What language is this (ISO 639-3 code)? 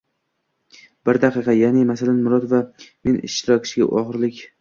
uzb